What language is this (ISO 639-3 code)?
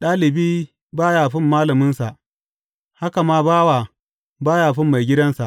hau